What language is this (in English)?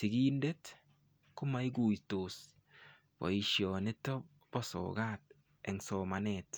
Kalenjin